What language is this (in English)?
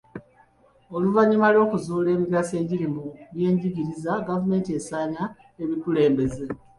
Ganda